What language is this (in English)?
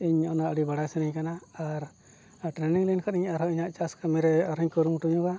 Santali